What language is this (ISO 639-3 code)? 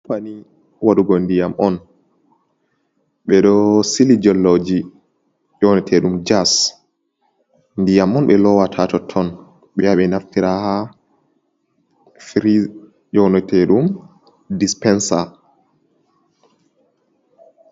ful